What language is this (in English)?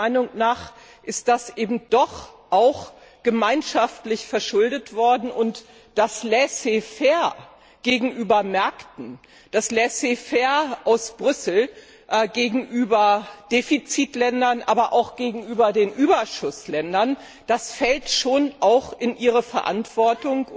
German